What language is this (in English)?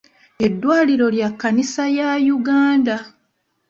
Ganda